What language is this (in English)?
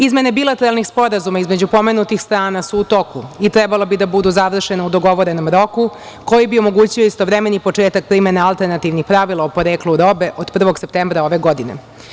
Serbian